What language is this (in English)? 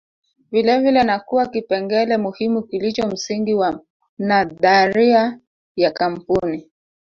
Swahili